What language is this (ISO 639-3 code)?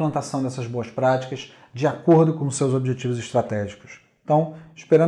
por